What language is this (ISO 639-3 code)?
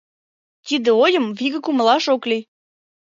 chm